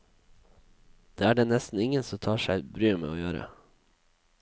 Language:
Norwegian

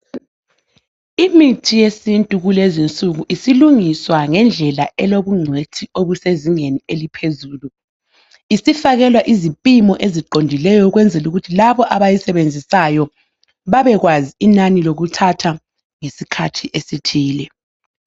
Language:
North Ndebele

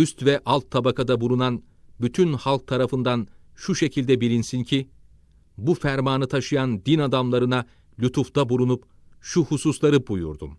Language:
Turkish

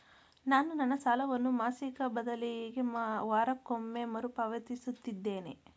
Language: Kannada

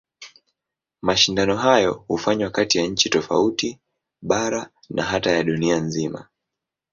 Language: Swahili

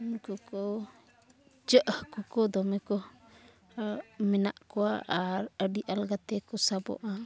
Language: Santali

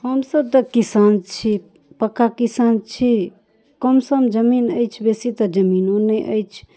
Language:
Maithili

